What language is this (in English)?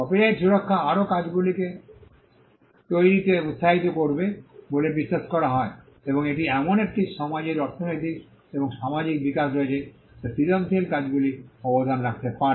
Bangla